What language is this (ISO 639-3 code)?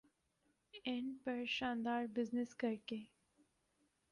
urd